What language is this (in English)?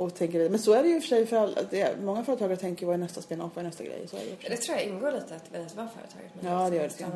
Swedish